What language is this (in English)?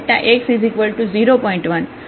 Gujarati